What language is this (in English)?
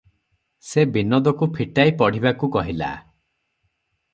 Odia